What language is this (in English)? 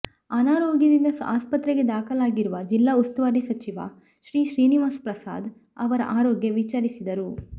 Kannada